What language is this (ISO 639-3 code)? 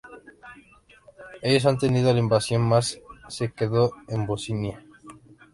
spa